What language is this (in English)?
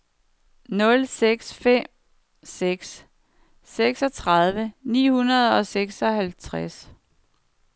Danish